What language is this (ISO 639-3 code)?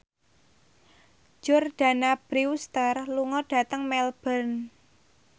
jav